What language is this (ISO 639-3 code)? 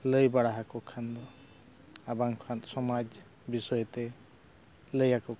sat